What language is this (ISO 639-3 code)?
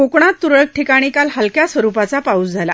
mar